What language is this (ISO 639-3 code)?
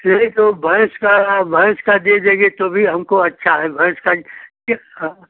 hin